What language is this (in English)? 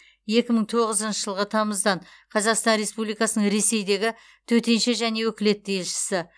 Kazakh